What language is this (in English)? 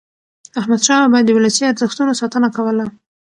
Pashto